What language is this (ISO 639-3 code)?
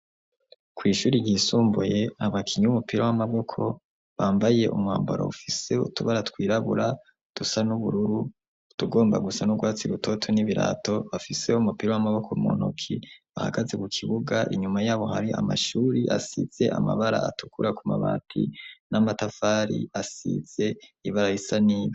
run